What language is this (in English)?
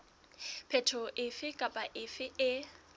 Southern Sotho